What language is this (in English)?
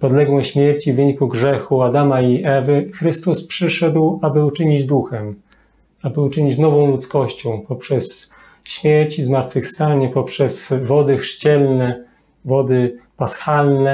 Polish